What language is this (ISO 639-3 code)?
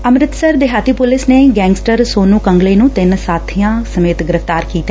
pan